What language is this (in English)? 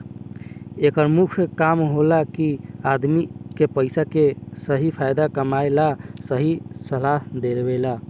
Bhojpuri